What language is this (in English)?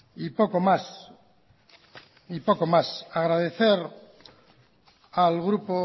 Spanish